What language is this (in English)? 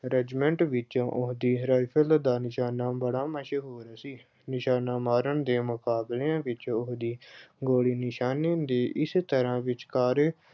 Punjabi